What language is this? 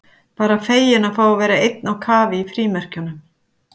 Icelandic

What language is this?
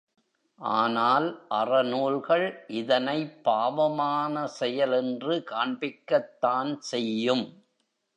Tamil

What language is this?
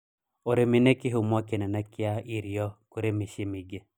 Kikuyu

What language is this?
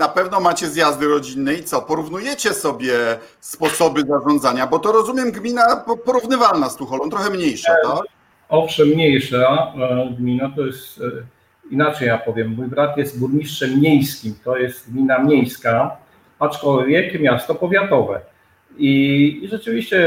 Polish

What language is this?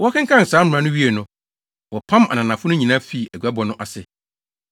Akan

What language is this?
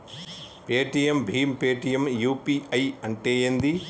Telugu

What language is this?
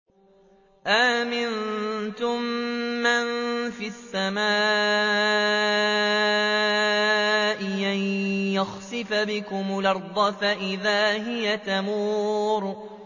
Arabic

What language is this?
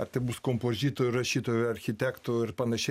Lithuanian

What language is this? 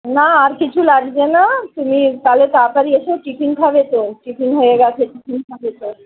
Bangla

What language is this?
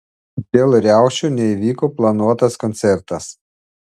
Lithuanian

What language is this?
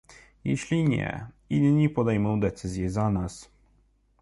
Polish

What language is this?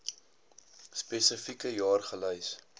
Afrikaans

